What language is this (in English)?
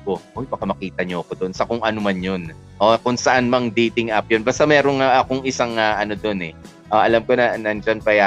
Filipino